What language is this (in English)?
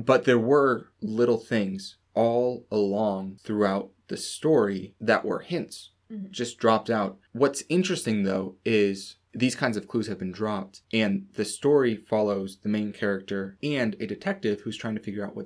English